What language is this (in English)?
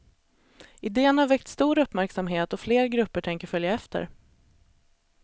Swedish